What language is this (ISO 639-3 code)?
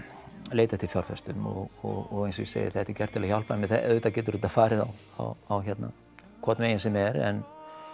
isl